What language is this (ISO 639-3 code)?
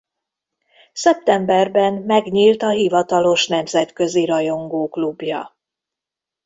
hun